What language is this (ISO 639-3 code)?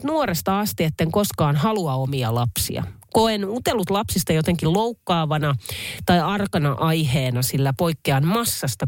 fin